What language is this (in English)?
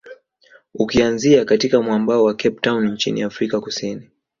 Swahili